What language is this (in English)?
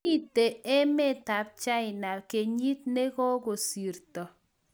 Kalenjin